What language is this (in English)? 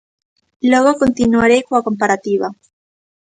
Galician